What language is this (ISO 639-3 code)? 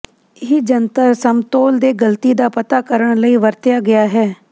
pan